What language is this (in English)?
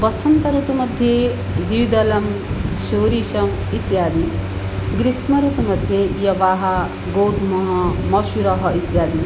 Sanskrit